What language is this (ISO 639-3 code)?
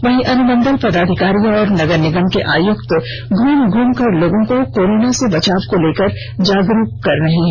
hin